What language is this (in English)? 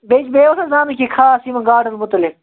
Kashmiri